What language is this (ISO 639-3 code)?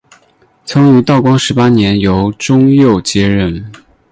zho